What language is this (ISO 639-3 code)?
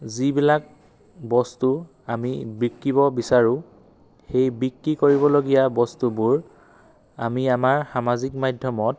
asm